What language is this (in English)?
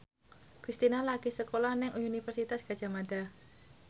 Javanese